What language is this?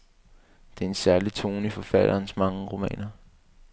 Danish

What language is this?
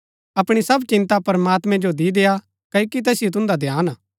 Gaddi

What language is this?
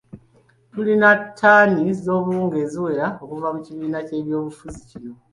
Ganda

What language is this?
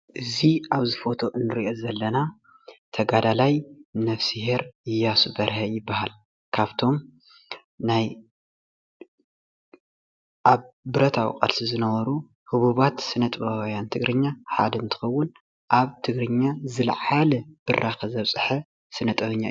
Tigrinya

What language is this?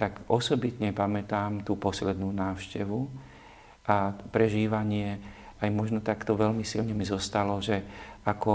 Slovak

